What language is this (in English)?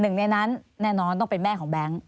Thai